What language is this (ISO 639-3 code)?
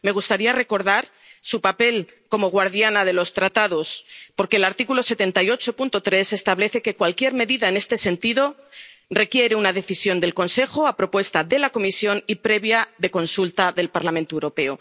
spa